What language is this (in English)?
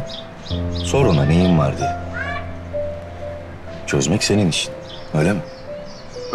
Turkish